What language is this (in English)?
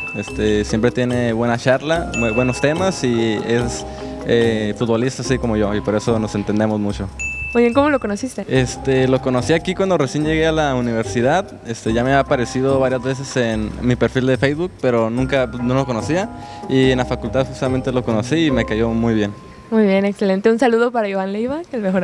Spanish